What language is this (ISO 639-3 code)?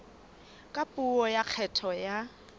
sot